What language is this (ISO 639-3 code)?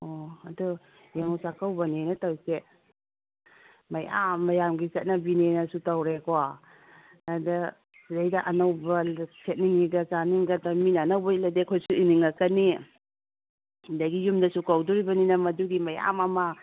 mni